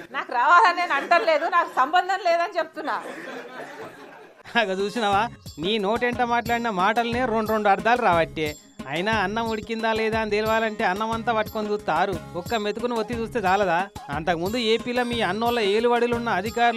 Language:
Telugu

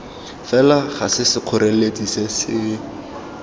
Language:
Tswana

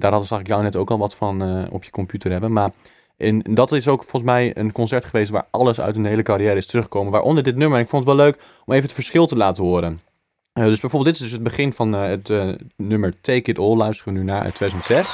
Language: Dutch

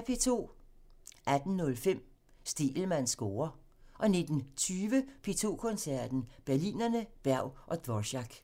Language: Danish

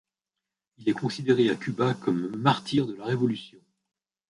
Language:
French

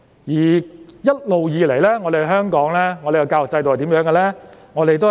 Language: Cantonese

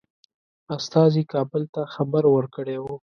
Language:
Pashto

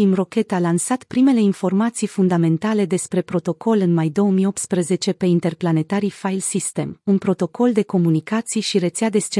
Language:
Romanian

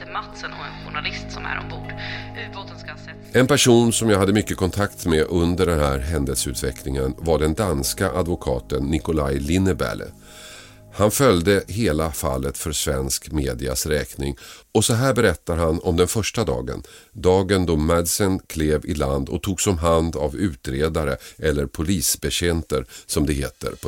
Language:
Swedish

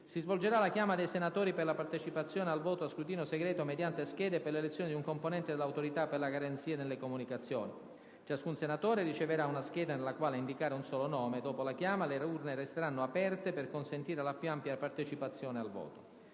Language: Italian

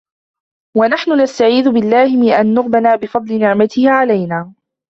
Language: Arabic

